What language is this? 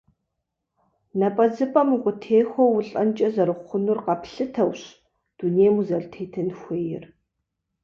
Kabardian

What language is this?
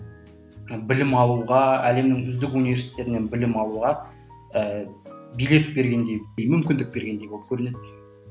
Kazakh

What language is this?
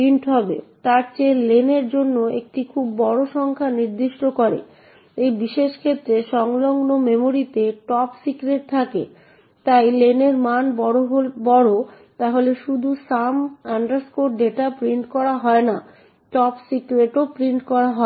Bangla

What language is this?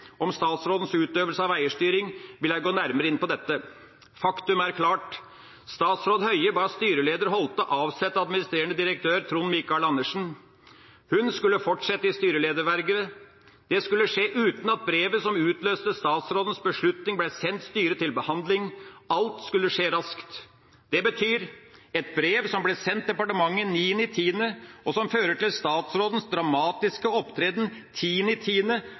Norwegian Bokmål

